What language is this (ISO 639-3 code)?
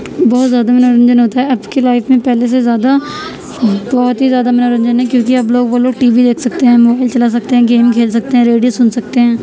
urd